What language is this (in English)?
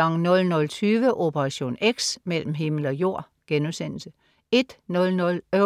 Danish